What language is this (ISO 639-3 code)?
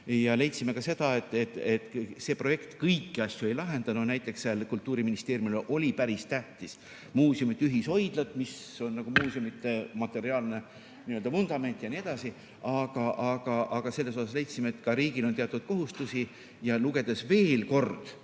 est